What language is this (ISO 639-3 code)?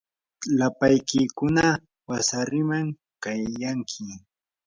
qur